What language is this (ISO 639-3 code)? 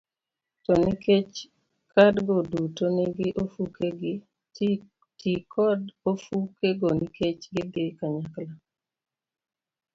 luo